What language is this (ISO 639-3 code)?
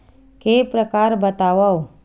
hne